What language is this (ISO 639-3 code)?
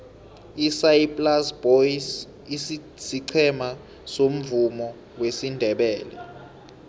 nbl